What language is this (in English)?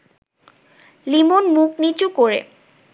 Bangla